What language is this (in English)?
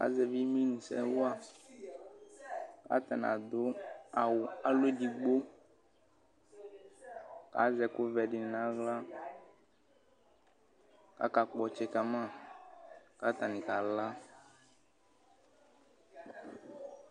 Ikposo